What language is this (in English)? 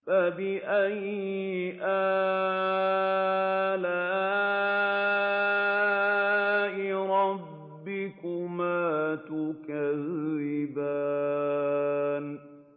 Arabic